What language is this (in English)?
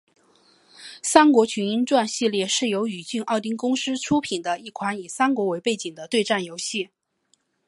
Chinese